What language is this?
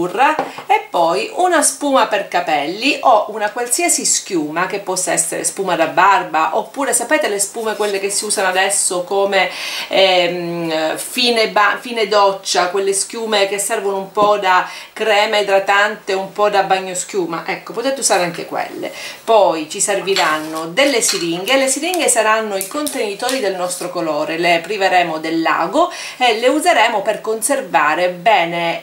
Italian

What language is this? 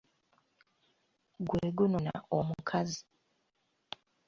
Ganda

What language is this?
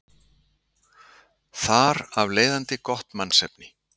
Icelandic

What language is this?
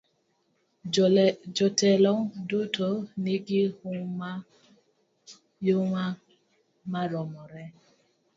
Luo (Kenya and Tanzania)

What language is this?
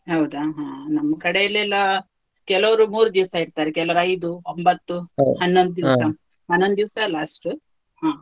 Kannada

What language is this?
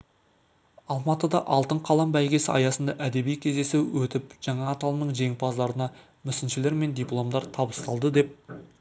Kazakh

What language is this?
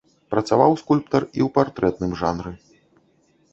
Belarusian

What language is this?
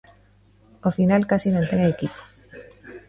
Galician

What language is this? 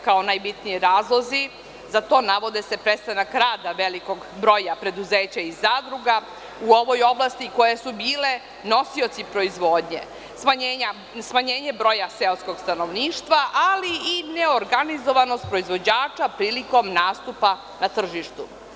Serbian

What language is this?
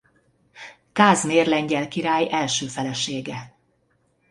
Hungarian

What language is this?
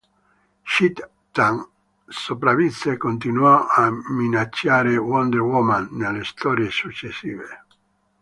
Italian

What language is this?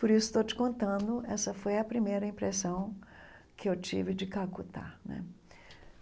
Portuguese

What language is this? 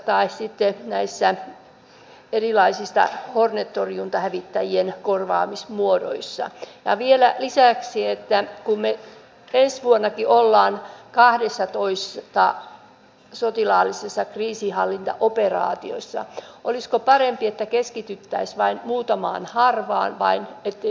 Finnish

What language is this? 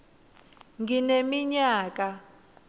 Swati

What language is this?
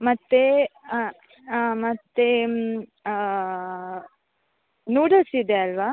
Kannada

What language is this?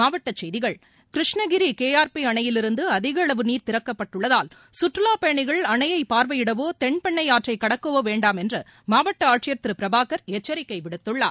Tamil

